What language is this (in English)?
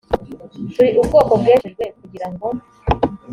Kinyarwanda